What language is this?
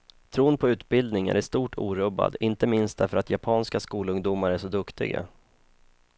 Swedish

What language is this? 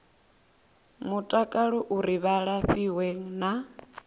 Venda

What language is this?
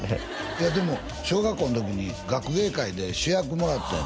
Japanese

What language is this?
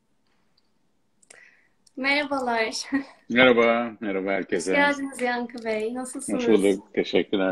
Turkish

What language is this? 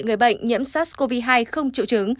Vietnamese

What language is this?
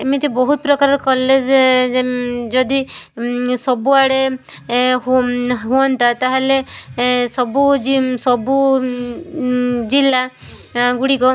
Odia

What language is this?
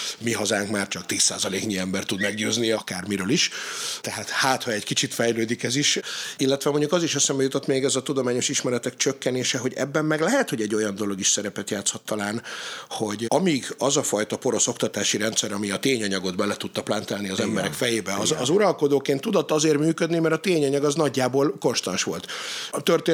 Hungarian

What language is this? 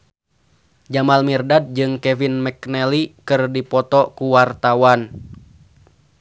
Sundanese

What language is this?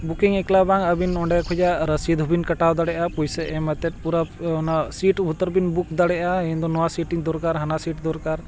Santali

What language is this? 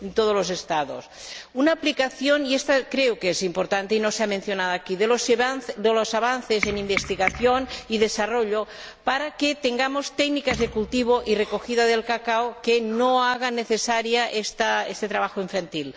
Spanish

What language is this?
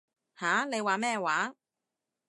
Cantonese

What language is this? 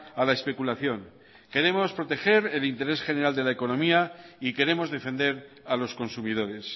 Spanish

